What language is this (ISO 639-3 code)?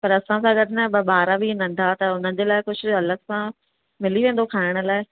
snd